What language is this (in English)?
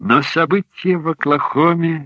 Russian